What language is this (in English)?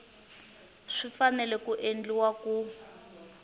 Tsonga